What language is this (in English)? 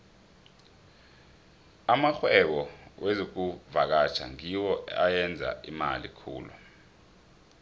South Ndebele